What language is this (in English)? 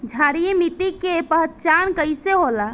Bhojpuri